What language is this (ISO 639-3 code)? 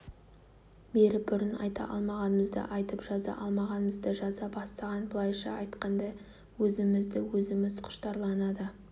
kaz